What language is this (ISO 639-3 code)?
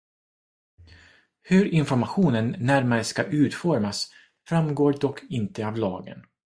swe